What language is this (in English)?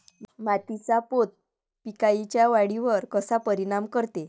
Marathi